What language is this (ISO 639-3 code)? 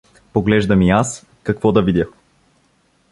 bul